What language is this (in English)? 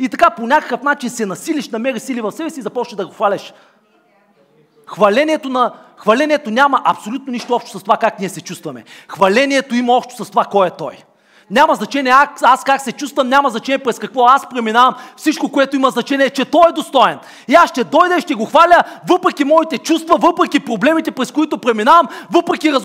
Bulgarian